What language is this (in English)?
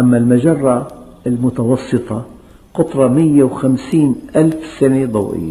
Arabic